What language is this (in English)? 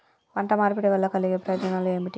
Telugu